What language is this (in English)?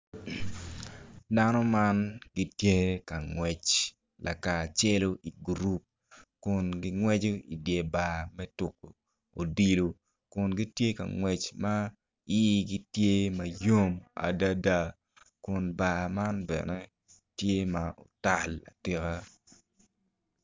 Acoli